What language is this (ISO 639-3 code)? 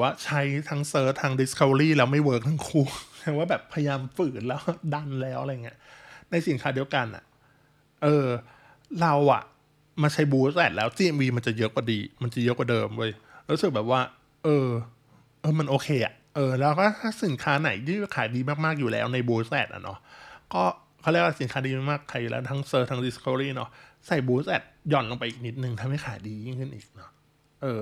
tha